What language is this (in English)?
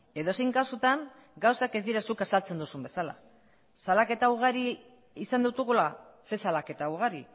Basque